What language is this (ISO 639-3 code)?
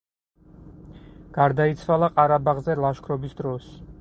kat